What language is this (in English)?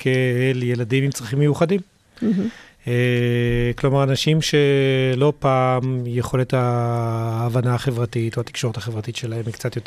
Hebrew